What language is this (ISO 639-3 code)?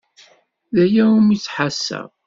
kab